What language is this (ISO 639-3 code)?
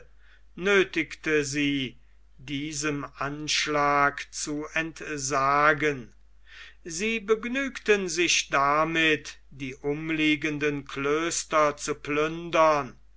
deu